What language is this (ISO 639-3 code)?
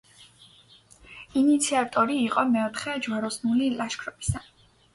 kat